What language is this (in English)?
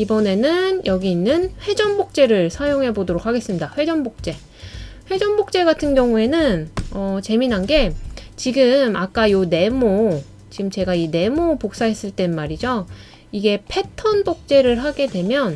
Korean